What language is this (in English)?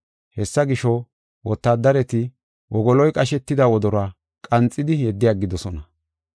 Gofa